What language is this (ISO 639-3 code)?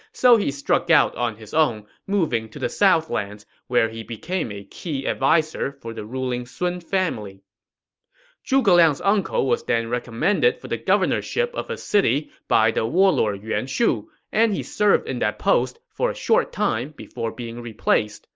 eng